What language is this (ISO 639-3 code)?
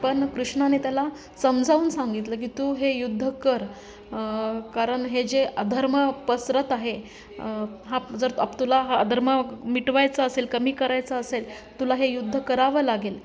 mar